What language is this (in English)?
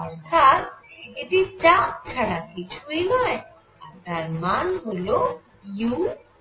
Bangla